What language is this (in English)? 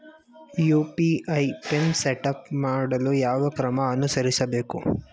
Kannada